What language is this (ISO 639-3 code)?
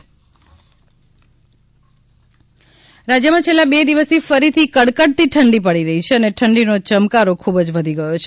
guj